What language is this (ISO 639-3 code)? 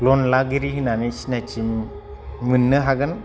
brx